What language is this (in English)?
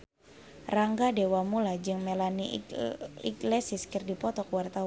Sundanese